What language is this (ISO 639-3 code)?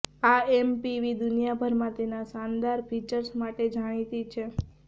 guj